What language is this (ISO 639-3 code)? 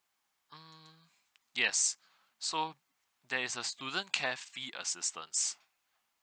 eng